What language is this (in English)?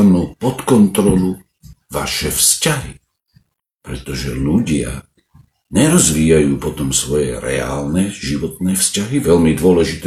Slovak